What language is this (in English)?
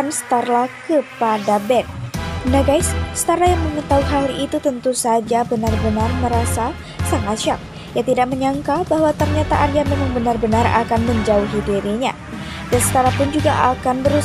Indonesian